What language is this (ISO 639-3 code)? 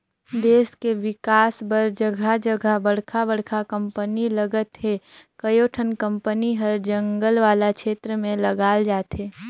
hne